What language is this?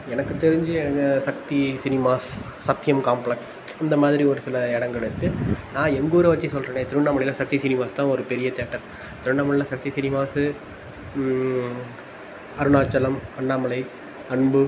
Tamil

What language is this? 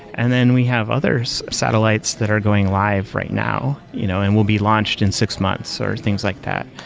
English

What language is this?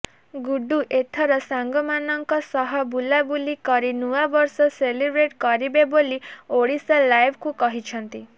Odia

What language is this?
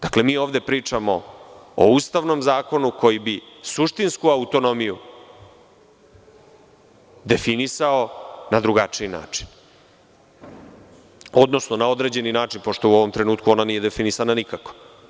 Serbian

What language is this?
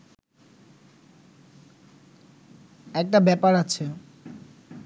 Bangla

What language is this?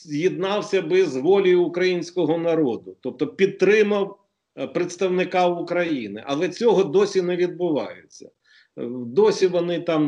Ukrainian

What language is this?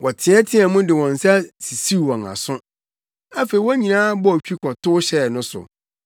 Akan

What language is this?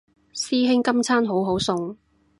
Cantonese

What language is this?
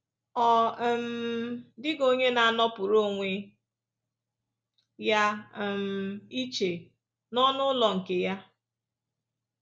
Igbo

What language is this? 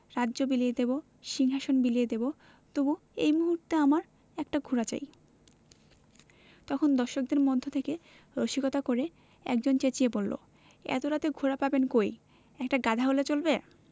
Bangla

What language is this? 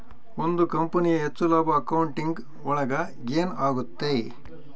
Kannada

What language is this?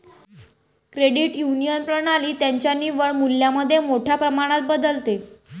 Marathi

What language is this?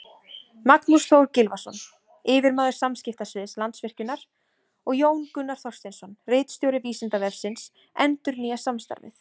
Icelandic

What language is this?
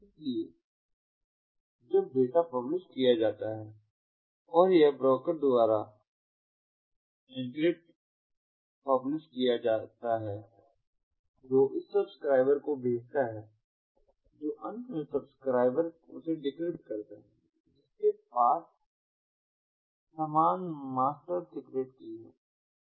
Hindi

